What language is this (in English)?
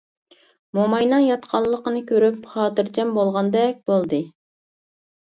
Uyghur